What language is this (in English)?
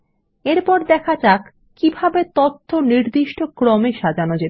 Bangla